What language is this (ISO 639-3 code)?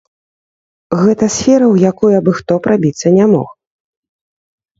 bel